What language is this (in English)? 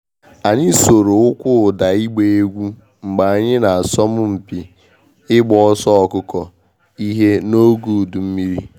Igbo